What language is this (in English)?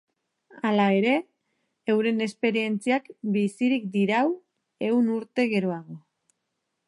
Basque